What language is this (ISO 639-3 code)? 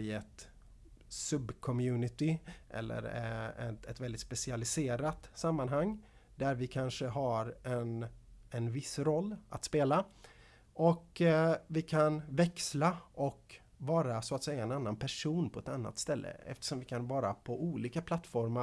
swe